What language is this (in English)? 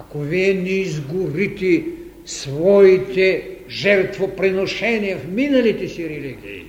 Bulgarian